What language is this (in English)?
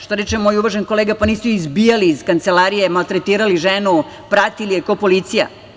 Serbian